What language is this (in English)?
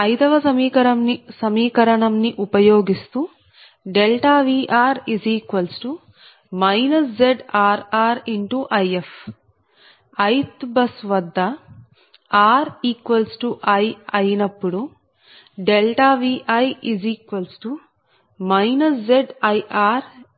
Telugu